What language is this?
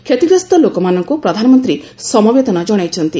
Odia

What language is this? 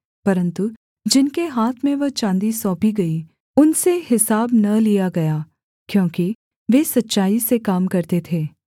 Hindi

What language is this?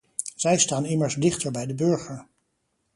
Dutch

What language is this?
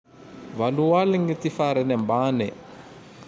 Tandroy-Mahafaly Malagasy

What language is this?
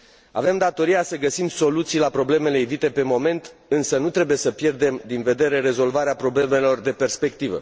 Romanian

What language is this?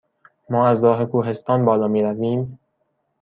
Persian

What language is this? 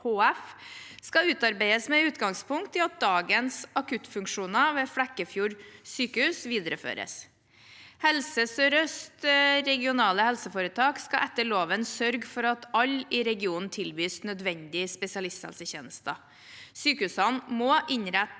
Norwegian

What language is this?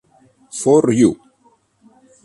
Italian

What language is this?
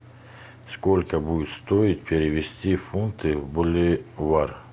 Russian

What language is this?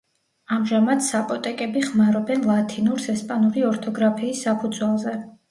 Georgian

